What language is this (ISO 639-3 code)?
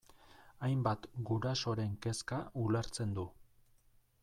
eus